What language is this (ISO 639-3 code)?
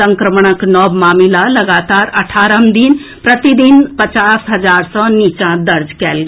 mai